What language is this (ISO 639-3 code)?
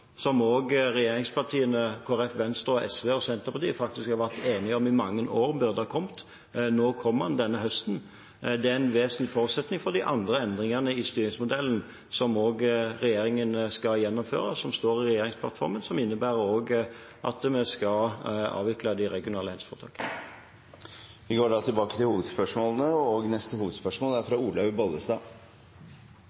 nor